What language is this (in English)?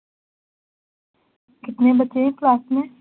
Urdu